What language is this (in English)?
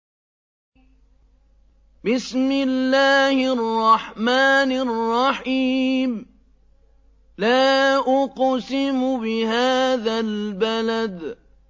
Arabic